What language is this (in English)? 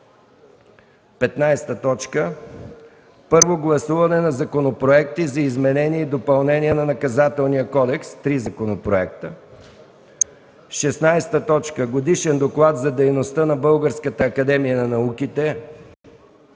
Bulgarian